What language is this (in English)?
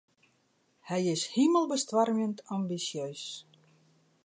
Western Frisian